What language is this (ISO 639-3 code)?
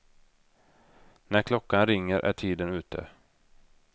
swe